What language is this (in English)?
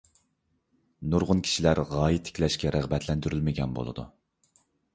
Uyghur